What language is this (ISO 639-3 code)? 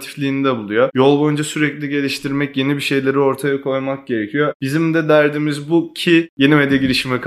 tur